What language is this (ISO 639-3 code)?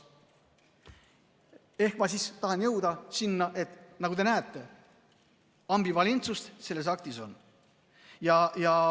est